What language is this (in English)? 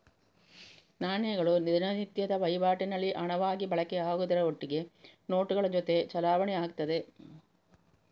Kannada